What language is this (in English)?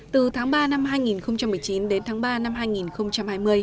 Vietnamese